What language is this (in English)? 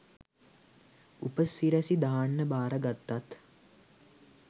Sinhala